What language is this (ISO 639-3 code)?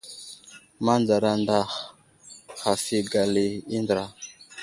udl